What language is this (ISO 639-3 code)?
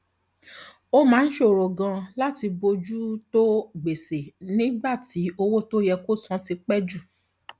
yor